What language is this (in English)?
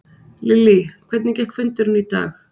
Icelandic